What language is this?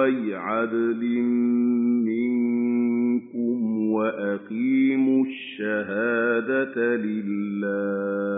Arabic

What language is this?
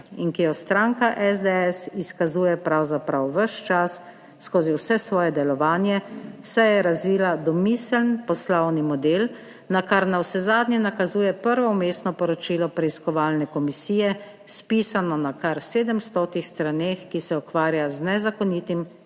Slovenian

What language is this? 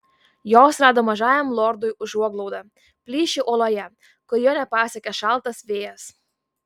Lithuanian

